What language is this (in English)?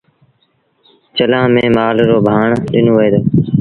Sindhi Bhil